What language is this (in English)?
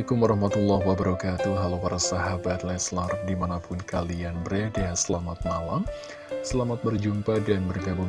Indonesian